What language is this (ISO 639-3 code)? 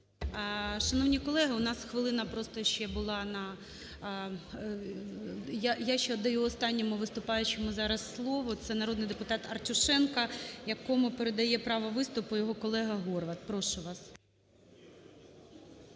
ukr